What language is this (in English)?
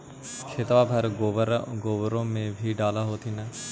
Magahi